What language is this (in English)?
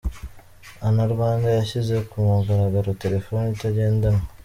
Kinyarwanda